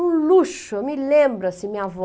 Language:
Portuguese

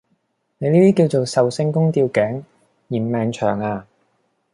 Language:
Cantonese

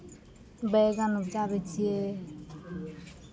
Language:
Maithili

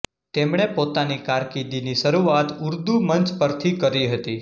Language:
Gujarati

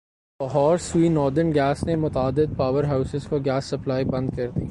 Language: Urdu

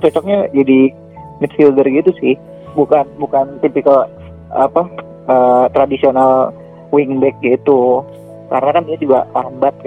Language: Indonesian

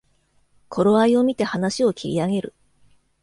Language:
Japanese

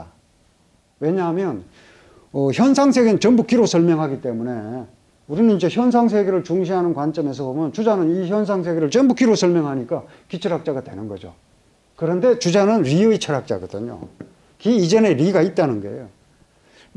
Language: Korean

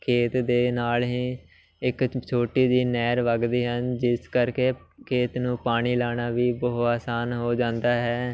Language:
Punjabi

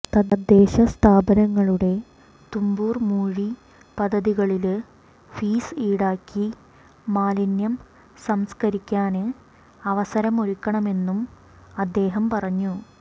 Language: Malayalam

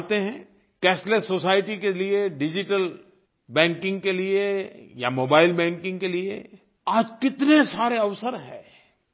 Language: Hindi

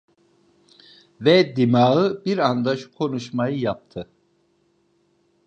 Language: Turkish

